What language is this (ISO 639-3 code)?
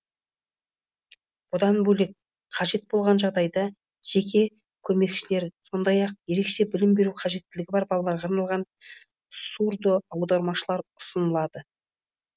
kaz